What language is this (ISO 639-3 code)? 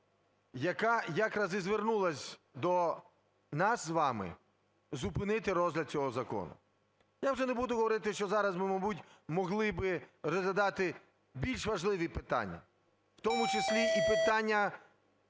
ukr